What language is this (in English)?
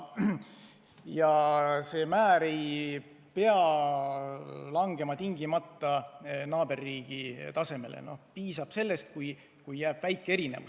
Estonian